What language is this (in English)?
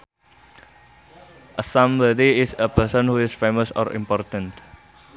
Sundanese